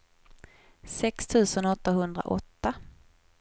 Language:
Swedish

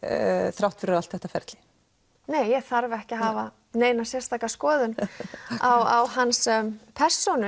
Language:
Icelandic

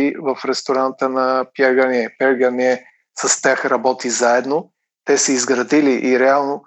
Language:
Bulgarian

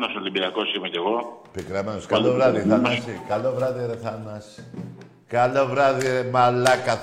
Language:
Greek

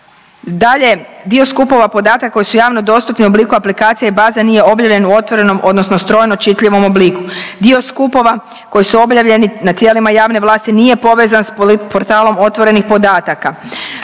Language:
Croatian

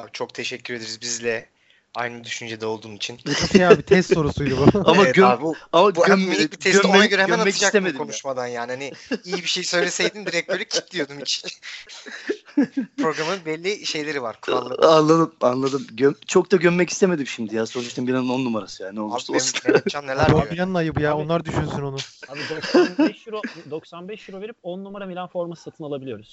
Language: Turkish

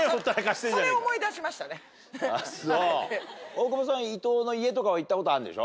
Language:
Japanese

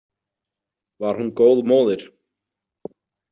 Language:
Icelandic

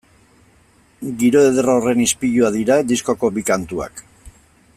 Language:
Basque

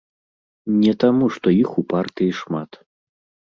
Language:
Belarusian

